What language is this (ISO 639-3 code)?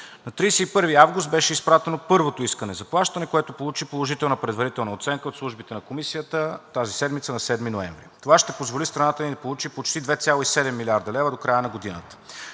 bul